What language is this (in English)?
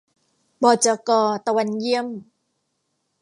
Thai